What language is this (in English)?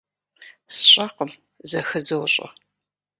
Kabardian